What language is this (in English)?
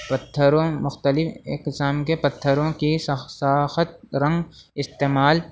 Urdu